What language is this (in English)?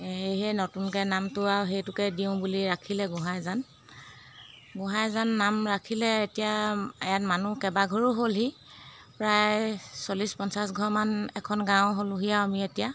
Assamese